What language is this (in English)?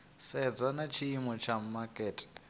Venda